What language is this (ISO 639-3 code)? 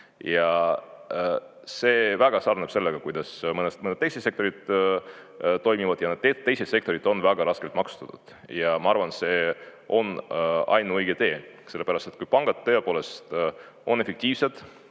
est